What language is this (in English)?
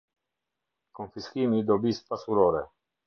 Albanian